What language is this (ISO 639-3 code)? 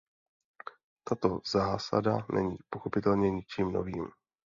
ces